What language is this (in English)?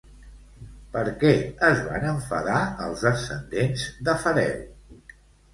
Catalan